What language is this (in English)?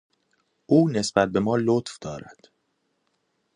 Persian